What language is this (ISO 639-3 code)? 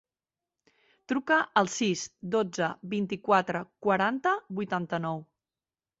cat